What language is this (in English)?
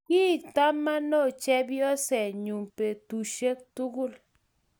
Kalenjin